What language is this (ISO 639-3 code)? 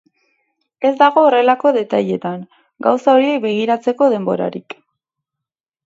eus